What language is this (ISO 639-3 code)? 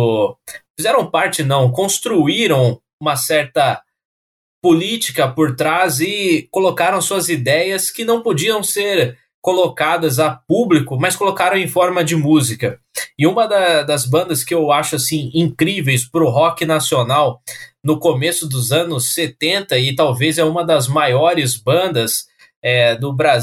por